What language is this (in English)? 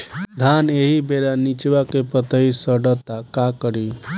Bhojpuri